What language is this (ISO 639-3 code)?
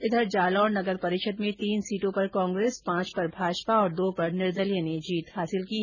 hin